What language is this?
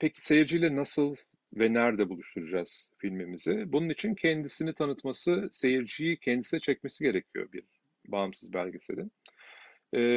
Turkish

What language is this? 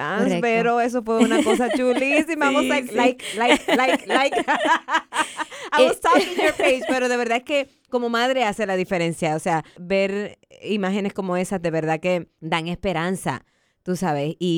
Spanish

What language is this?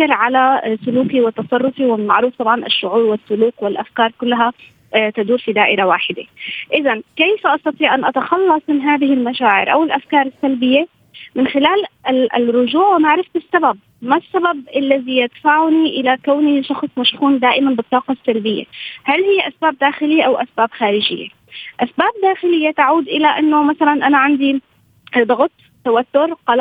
Arabic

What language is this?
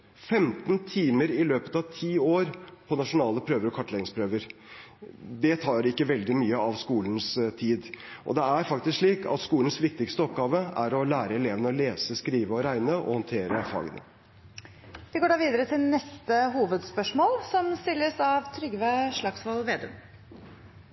Norwegian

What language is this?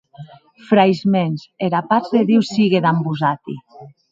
Occitan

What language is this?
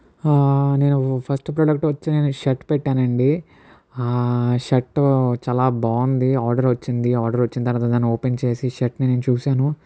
Telugu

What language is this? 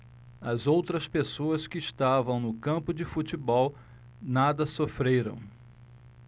Portuguese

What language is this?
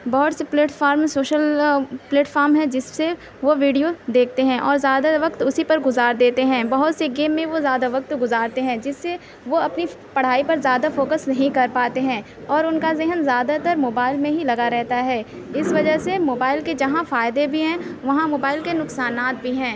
Urdu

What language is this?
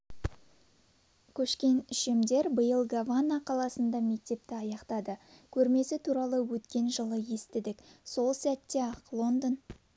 Kazakh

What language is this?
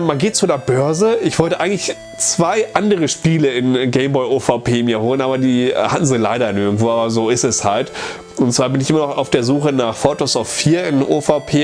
German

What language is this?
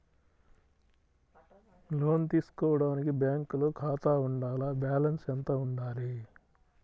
Telugu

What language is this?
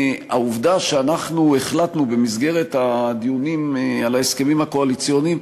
Hebrew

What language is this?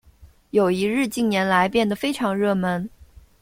Chinese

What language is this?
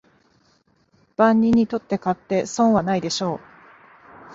Japanese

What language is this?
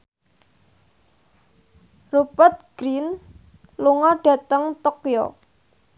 Javanese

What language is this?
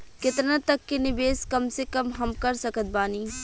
Bhojpuri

